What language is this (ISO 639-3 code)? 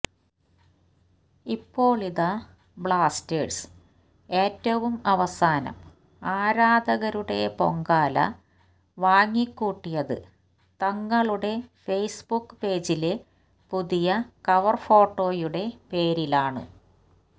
mal